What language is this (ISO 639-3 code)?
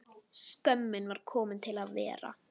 isl